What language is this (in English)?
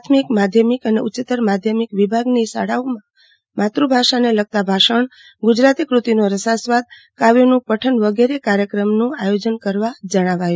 Gujarati